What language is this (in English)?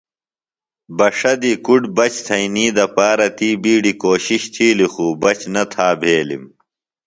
Phalura